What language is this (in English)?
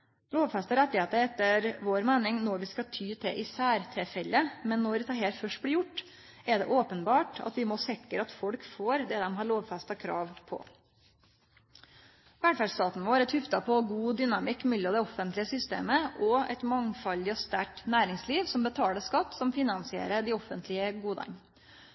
Norwegian Nynorsk